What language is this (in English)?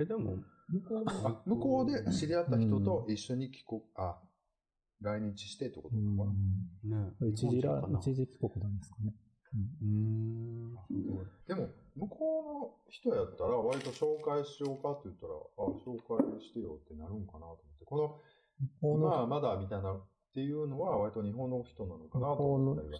Japanese